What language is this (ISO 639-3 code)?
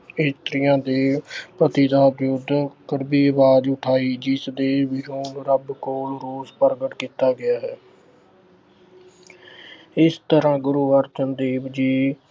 pan